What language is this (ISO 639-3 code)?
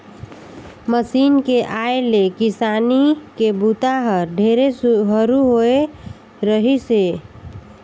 hne